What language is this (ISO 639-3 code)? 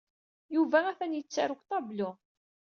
kab